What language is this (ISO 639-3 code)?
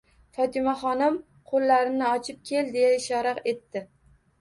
uzb